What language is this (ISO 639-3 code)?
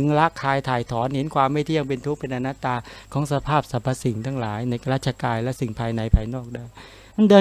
tha